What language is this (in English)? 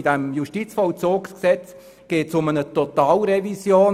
Swiss German